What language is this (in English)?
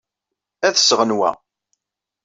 Kabyle